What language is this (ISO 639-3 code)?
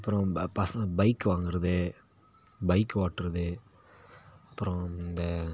tam